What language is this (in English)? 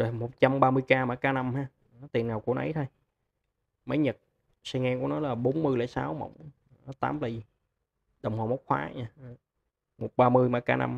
Vietnamese